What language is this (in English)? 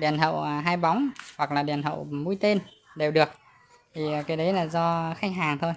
Vietnamese